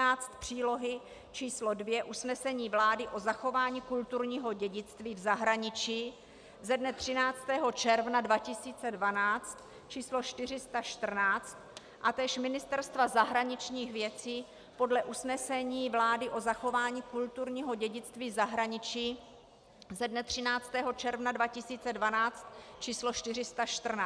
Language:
Czech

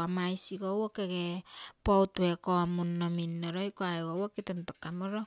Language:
Terei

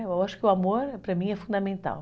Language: Portuguese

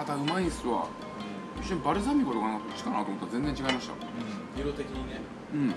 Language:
Japanese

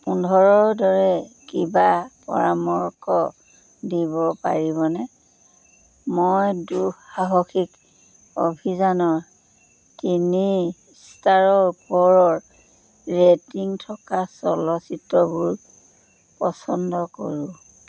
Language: Assamese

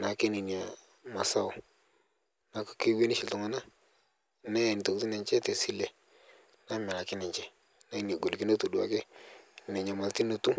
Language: Masai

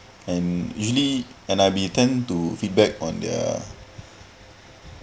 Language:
English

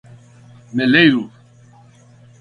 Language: Portuguese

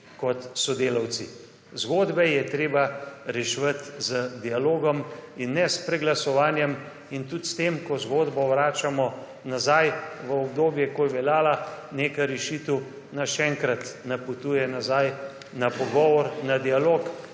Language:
Slovenian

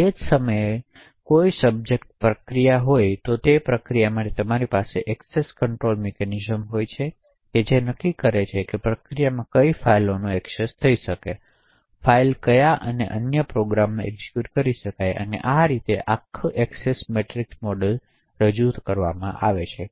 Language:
Gujarati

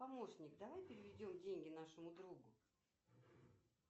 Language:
Russian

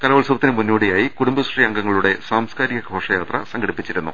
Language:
Malayalam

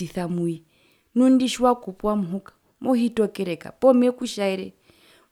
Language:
Herero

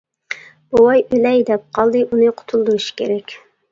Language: Uyghur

